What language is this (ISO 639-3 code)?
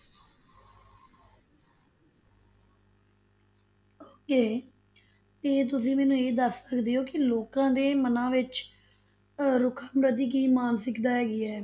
pan